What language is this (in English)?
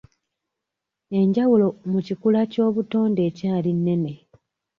Ganda